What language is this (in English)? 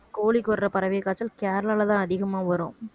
Tamil